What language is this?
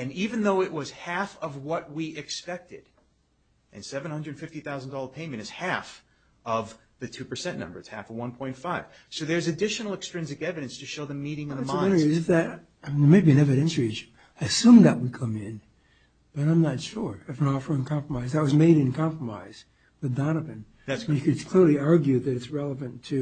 English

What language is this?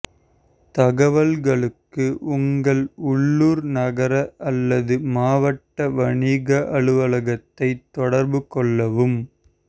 Tamil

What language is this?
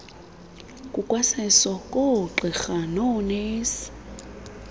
Xhosa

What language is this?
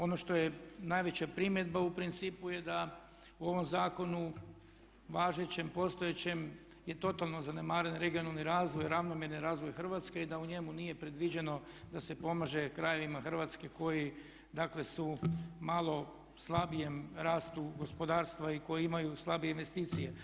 Croatian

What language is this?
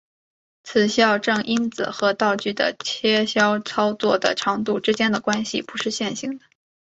Chinese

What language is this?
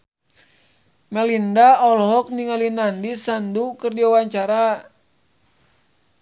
Sundanese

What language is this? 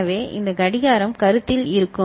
Tamil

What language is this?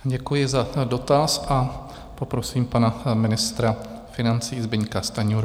Czech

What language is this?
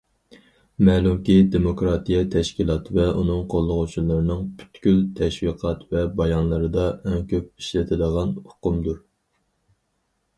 Uyghur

